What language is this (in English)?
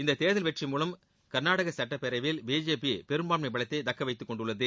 Tamil